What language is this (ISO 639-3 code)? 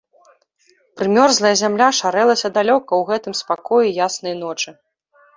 bel